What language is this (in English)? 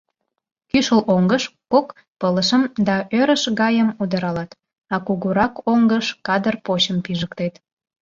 Mari